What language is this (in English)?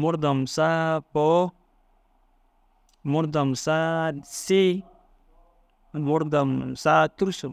Dazaga